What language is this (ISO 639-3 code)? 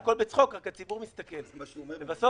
heb